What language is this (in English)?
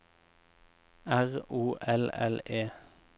Norwegian